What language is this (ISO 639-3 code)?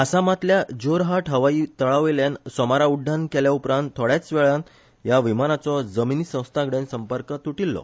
kok